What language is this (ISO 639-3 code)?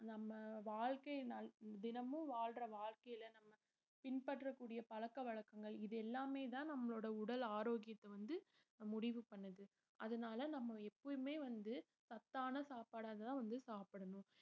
tam